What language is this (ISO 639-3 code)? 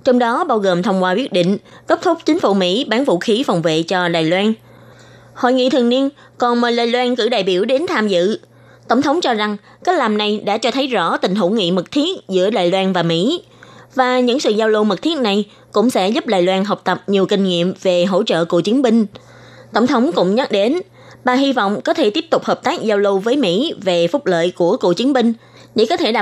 vie